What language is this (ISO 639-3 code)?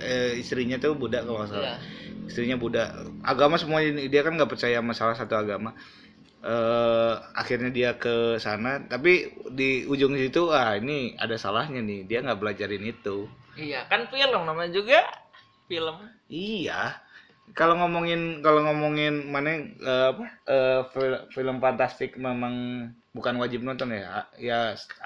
ind